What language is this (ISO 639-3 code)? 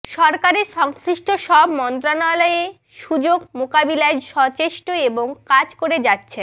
ben